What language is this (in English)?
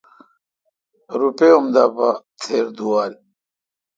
Kalkoti